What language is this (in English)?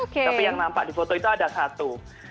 Indonesian